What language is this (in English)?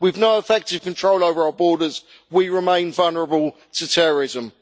English